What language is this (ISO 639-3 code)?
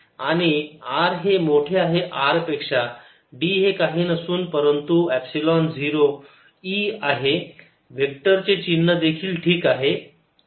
mar